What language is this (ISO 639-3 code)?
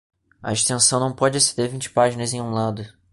por